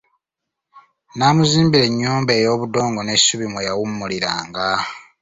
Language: Ganda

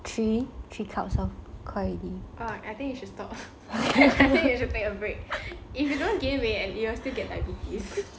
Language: English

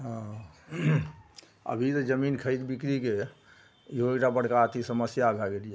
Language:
Maithili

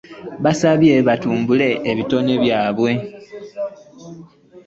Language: Ganda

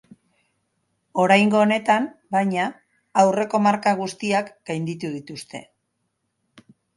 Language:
Basque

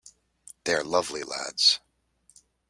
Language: English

